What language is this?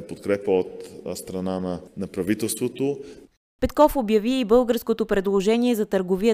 Bulgarian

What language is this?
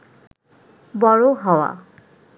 Bangla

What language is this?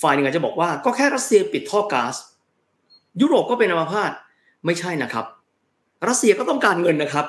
Thai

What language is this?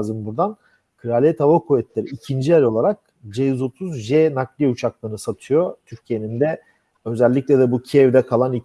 Turkish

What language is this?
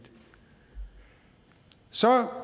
Danish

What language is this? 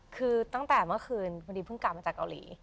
Thai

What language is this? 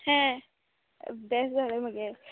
Konkani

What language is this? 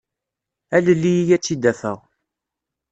Kabyle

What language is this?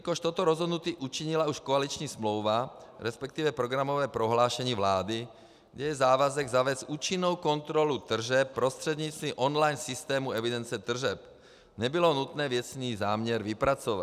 Czech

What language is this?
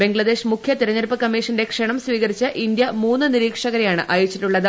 Malayalam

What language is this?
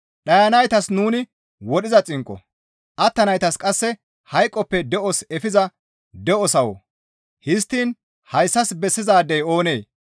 Gamo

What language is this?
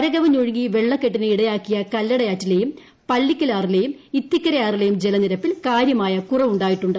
Malayalam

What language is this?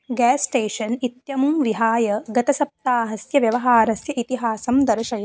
Sanskrit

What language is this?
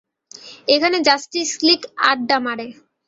Bangla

